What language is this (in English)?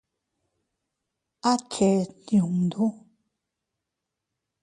Teutila Cuicatec